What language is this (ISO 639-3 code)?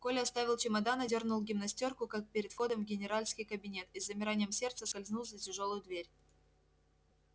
rus